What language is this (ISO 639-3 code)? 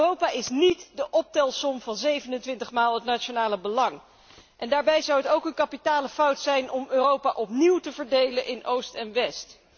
nld